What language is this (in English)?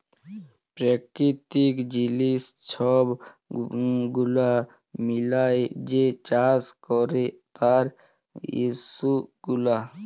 Bangla